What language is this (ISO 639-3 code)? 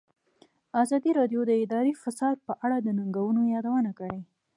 pus